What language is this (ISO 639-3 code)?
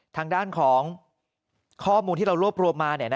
tha